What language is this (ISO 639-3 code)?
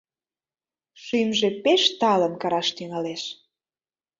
chm